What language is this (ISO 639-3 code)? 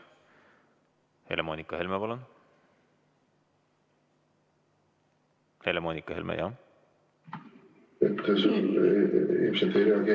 est